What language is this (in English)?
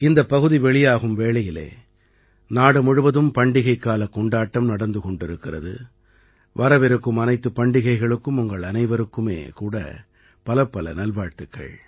Tamil